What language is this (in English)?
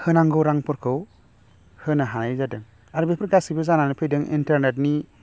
Bodo